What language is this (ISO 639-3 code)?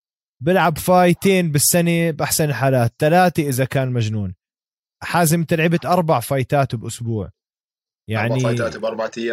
ara